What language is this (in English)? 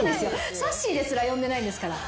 Japanese